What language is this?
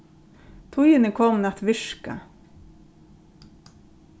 Faroese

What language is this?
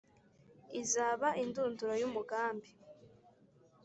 Kinyarwanda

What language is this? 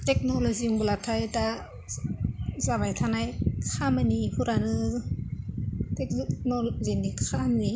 Bodo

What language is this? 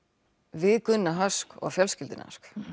Icelandic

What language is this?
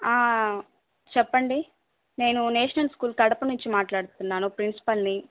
Telugu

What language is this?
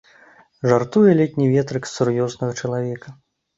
Belarusian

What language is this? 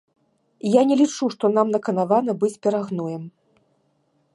Belarusian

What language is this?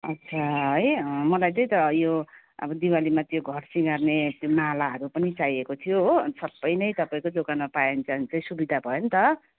Nepali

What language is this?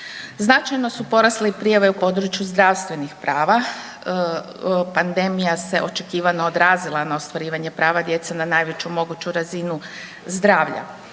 Croatian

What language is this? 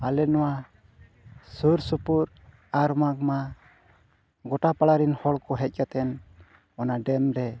Santali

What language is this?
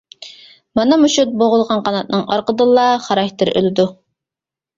Uyghur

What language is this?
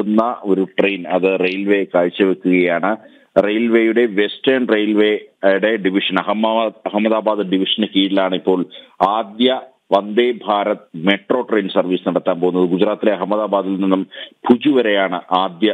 Malayalam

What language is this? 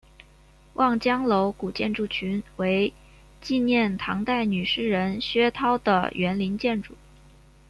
Chinese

